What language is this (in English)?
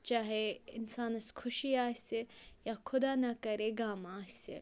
Kashmiri